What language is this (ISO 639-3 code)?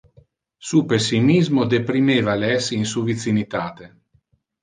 ina